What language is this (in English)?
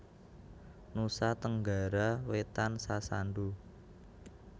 Javanese